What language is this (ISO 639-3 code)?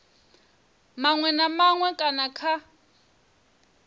ven